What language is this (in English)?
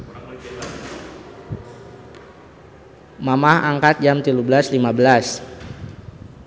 Sundanese